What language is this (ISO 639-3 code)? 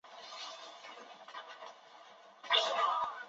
zho